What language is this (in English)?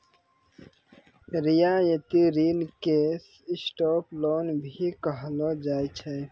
Maithili